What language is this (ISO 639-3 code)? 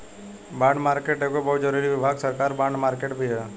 bho